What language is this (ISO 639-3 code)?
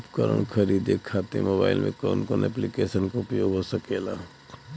bho